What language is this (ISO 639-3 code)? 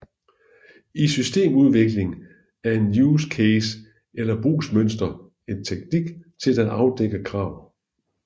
dan